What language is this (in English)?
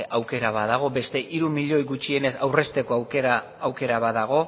Basque